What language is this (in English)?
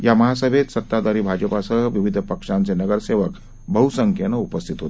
Marathi